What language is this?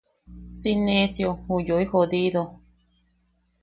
Yaqui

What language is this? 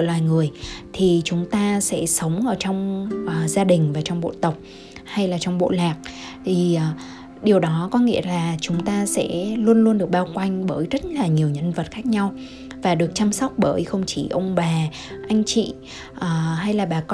Vietnamese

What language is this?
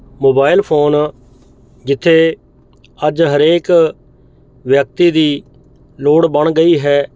Punjabi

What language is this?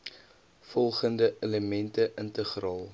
Afrikaans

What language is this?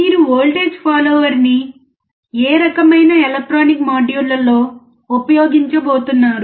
Telugu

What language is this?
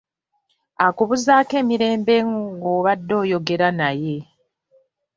Ganda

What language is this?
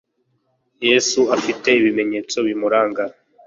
Kinyarwanda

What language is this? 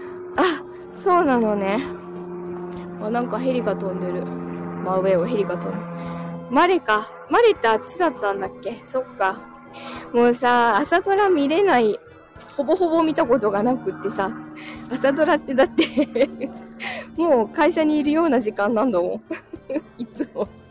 Japanese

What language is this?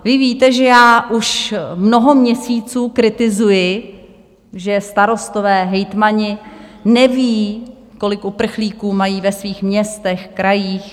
Czech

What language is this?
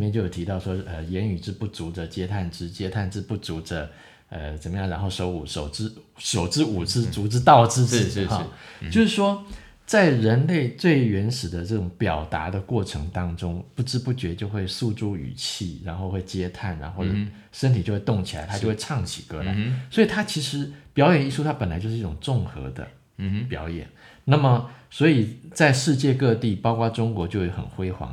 Chinese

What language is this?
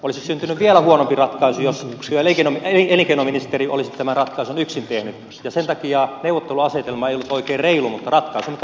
Finnish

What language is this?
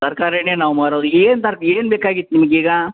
Kannada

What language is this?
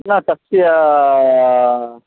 Sanskrit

